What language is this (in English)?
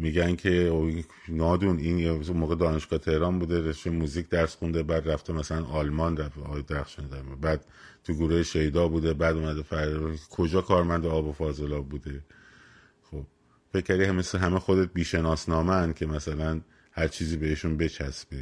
Persian